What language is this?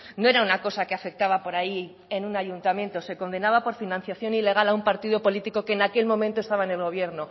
Spanish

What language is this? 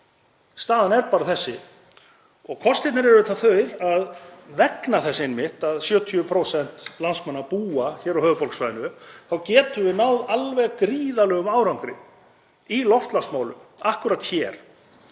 Icelandic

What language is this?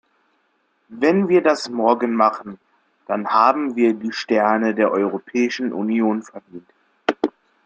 German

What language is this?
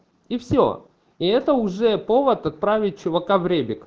Russian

